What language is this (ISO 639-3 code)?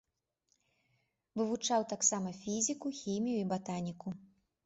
bel